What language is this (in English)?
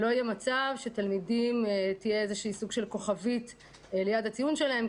Hebrew